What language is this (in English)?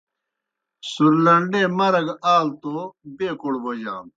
Kohistani Shina